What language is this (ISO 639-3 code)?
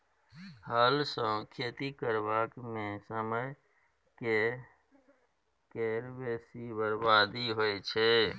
mai